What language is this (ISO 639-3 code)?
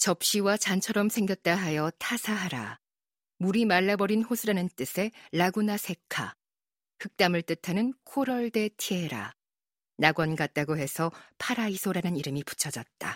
kor